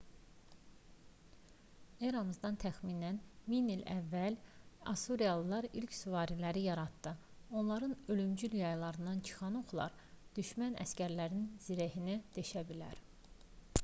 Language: Azerbaijani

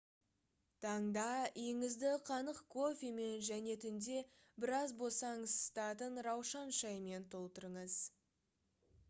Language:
Kazakh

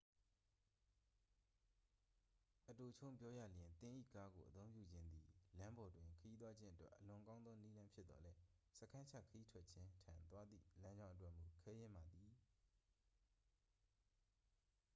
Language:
Burmese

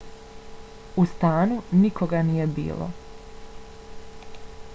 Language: Bosnian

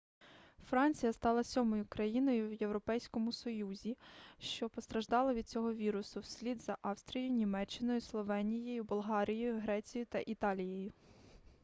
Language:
Ukrainian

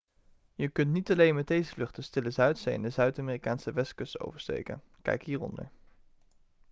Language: Dutch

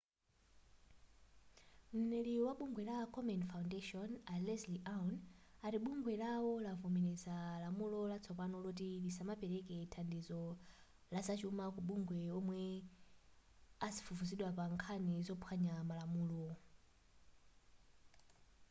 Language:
Nyanja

